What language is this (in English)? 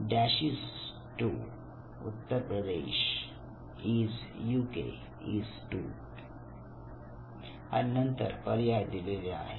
Marathi